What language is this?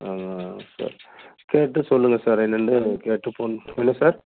Tamil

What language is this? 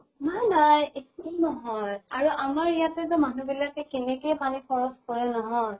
Assamese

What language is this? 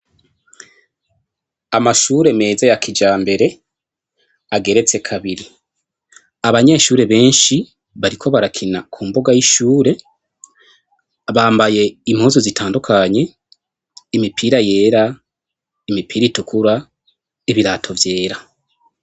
Rundi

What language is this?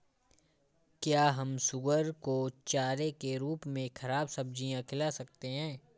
Hindi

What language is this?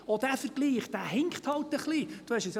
Swiss German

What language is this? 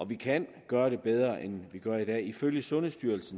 Danish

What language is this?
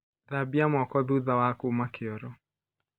Kikuyu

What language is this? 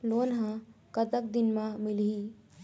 Chhattisgarhi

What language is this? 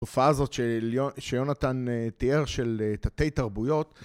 Hebrew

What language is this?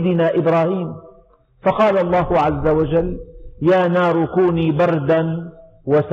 Arabic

